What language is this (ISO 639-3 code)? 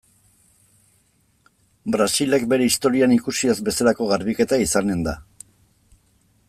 eus